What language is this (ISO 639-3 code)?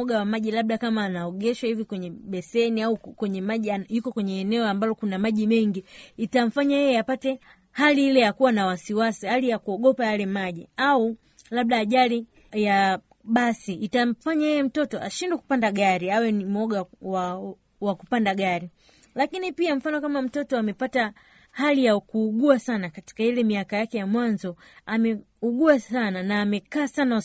swa